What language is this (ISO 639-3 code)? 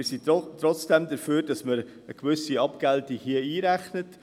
gsw